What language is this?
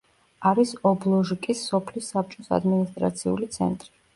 Georgian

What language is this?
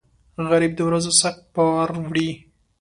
Pashto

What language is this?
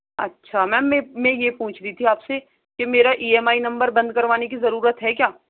Urdu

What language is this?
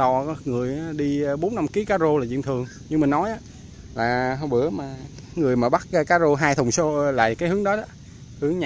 Vietnamese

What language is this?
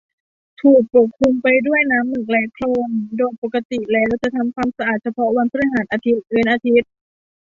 Thai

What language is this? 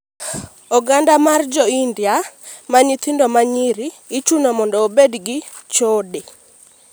Luo (Kenya and Tanzania)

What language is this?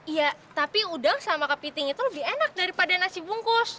Indonesian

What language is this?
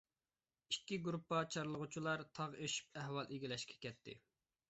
Uyghur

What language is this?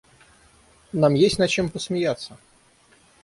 Russian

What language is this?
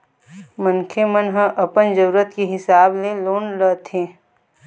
Chhattisgarhi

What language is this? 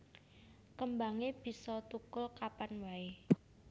Javanese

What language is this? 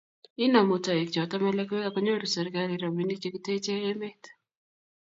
Kalenjin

